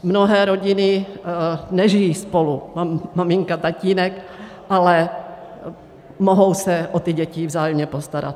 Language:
Czech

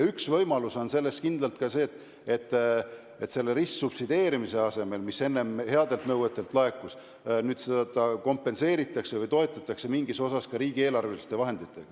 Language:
Estonian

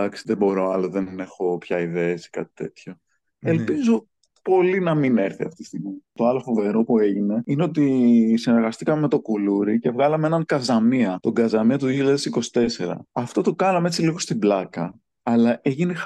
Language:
Greek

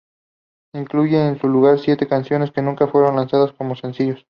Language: Spanish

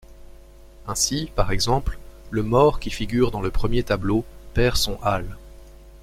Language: French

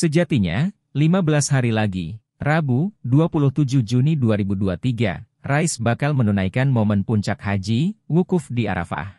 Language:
Indonesian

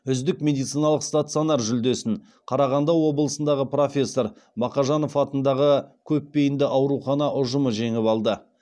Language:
Kazakh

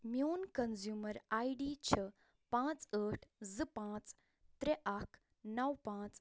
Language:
Kashmiri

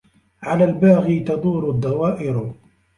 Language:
Arabic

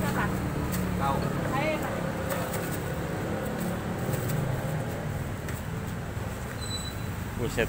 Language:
Indonesian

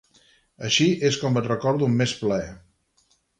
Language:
Catalan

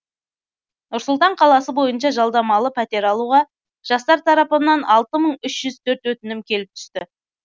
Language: Kazakh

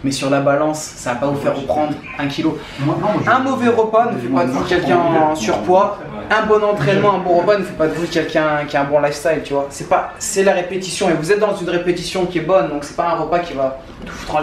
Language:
French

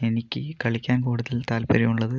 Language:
Malayalam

